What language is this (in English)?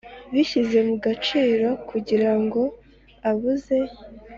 Kinyarwanda